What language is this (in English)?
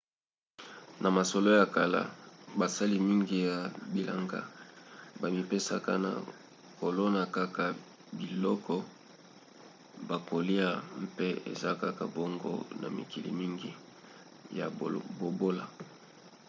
Lingala